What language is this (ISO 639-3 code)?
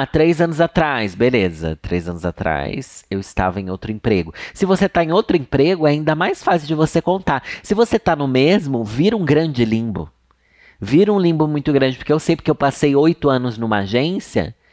por